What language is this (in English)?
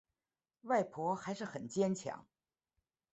Chinese